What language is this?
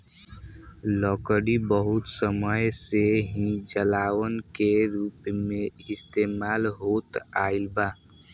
Bhojpuri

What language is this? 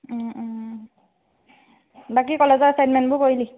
Assamese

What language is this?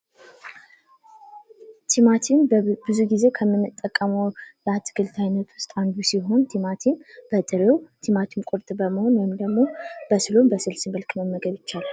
Amharic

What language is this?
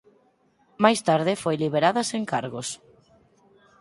Galician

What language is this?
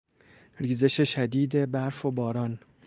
Persian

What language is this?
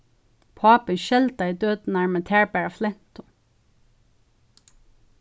Faroese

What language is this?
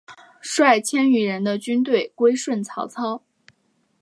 Chinese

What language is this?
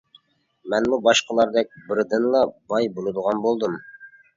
Uyghur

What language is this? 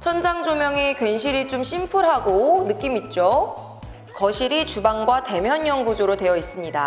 Korean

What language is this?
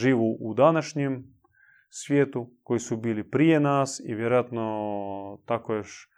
Croatian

